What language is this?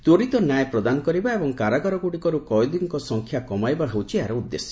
Odia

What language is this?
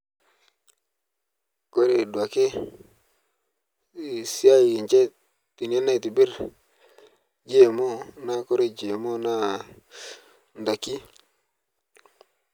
Masai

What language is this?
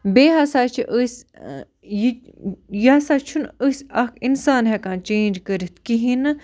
Kashmiri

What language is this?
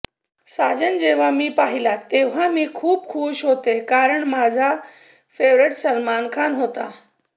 Marathi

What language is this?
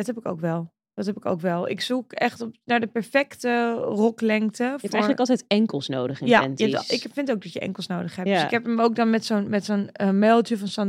Dutch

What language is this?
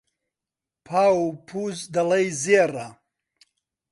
Central Kurdish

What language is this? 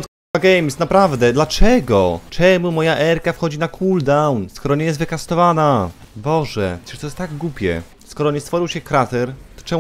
Polish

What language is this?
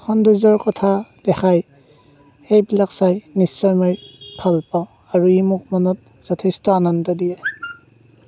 Assamese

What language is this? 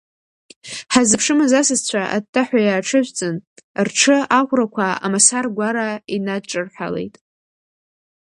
Abkhazian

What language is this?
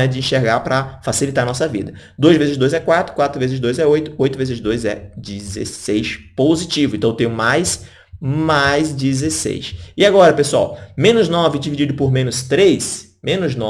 Portuguese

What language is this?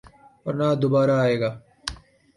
Urdu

